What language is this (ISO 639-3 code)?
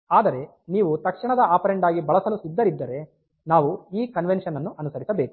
kan